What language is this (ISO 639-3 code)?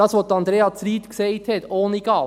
gsw